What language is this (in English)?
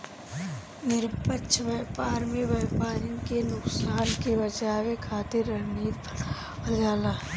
Bhojpuri